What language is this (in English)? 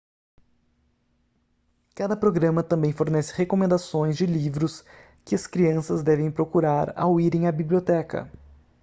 Portuguese